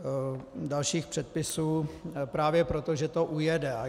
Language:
Czech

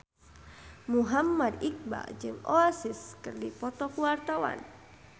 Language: Sundanese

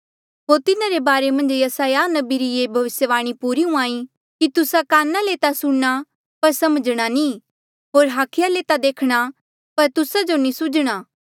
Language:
Mandeali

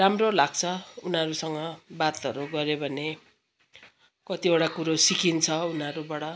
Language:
Nepali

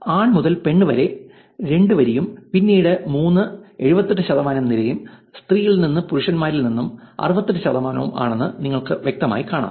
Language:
Malayalam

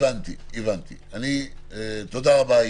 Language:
Hebrew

